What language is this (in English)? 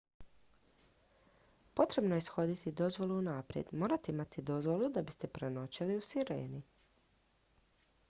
Croatian